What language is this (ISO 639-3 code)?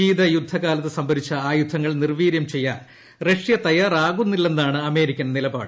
mal